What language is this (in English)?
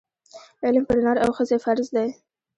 Pashto